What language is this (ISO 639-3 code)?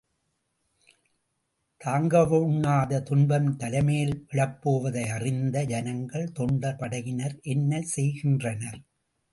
tam